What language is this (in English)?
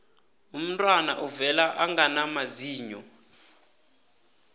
South Ndebele